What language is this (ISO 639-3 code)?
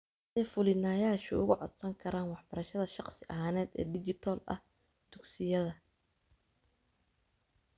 som